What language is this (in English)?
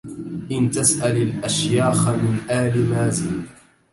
Arabic